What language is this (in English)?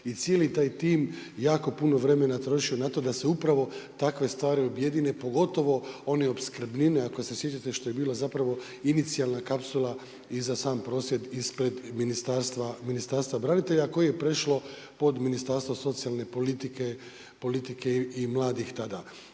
Croatian